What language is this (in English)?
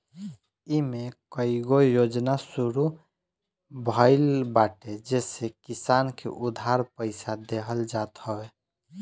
Bhojpuri